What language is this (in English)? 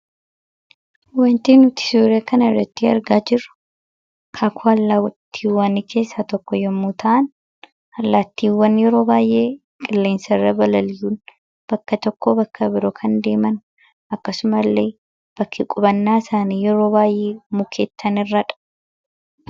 Oromo